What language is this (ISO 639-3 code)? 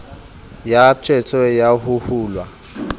sot